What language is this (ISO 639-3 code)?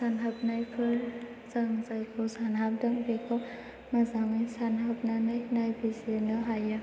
brx